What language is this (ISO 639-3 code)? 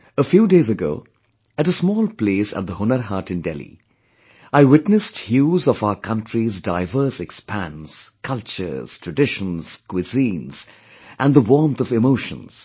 eng